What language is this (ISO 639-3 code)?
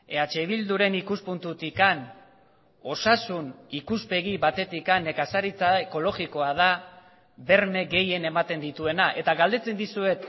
eus